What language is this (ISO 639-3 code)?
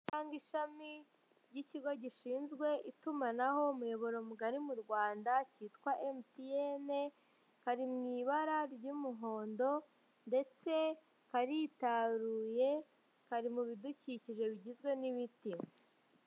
kin